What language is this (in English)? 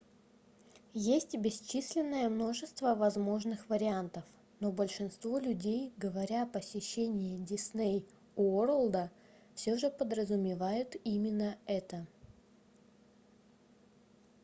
Russian